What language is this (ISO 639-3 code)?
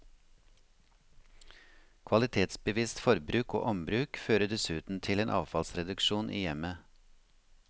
nor